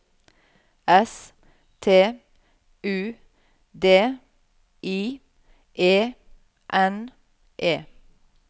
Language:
Norwegian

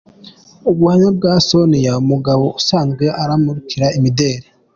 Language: Kinyarwanda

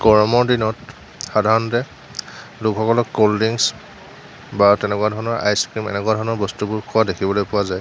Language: Assamese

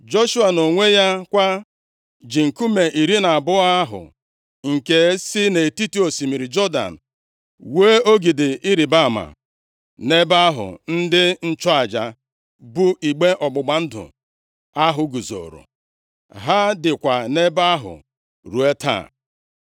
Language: Igbo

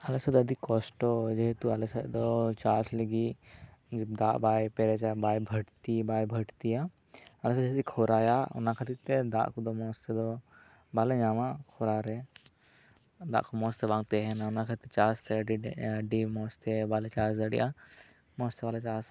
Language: Santali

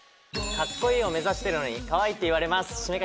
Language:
Japanese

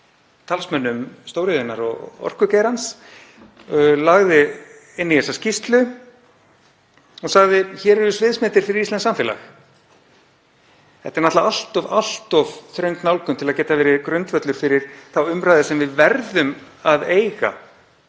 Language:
Icelandic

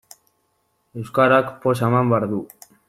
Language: Basque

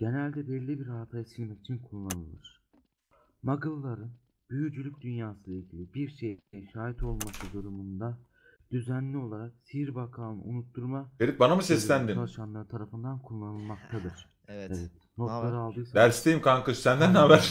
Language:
Turkish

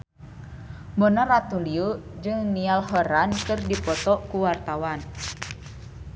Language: Sundanese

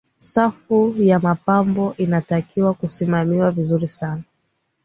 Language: Swahili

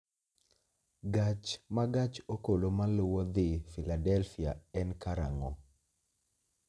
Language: Luo (Kenya and Tanzania)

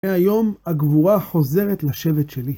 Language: Hebrew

